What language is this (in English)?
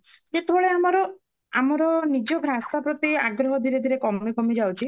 Odia